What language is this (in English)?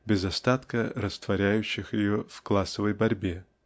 Russian